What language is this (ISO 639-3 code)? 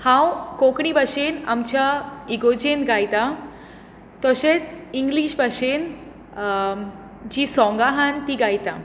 kok